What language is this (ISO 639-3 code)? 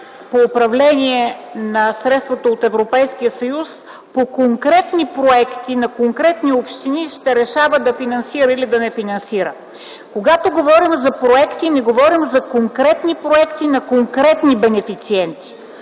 bul